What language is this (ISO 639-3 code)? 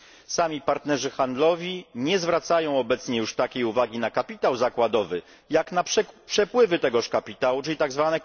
pol